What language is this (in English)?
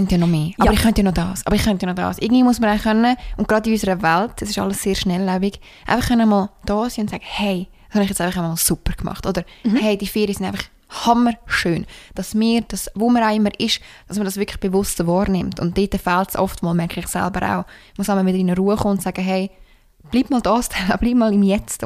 German